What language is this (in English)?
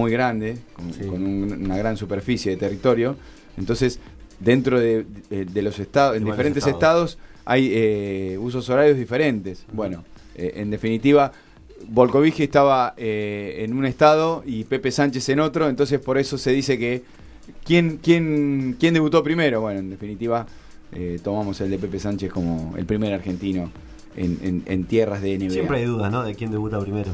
Spanish